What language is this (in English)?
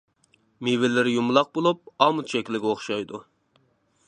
Uyghur